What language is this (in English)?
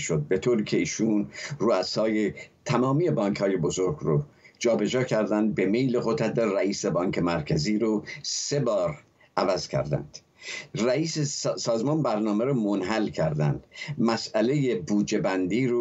Persian